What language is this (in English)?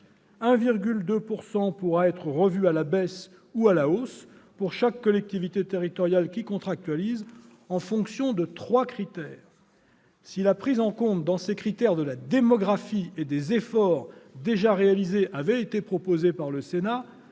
French